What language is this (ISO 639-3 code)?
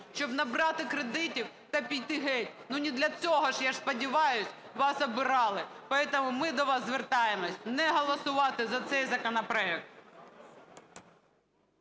ukr